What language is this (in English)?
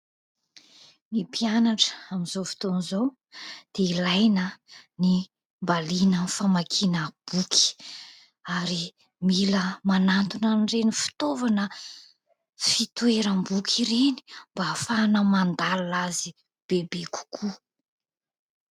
Malagasy